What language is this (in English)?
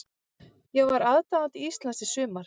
Icelandic